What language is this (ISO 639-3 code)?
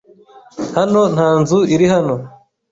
kin